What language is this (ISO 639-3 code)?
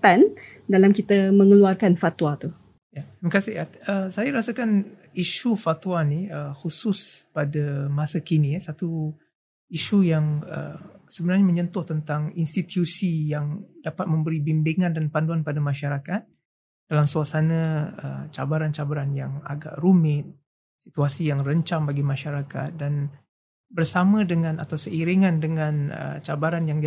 msa